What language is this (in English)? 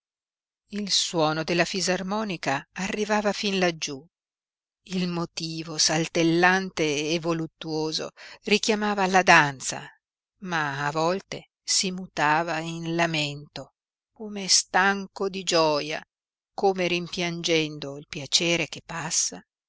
Italian